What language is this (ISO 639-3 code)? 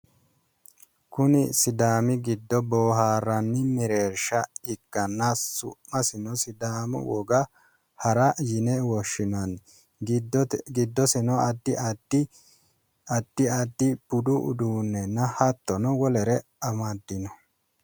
sid